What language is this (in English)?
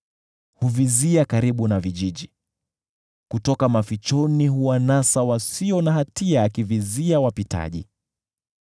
Swahili